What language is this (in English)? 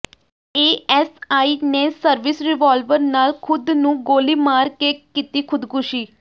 Punjabi